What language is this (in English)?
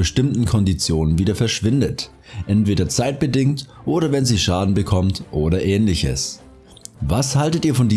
German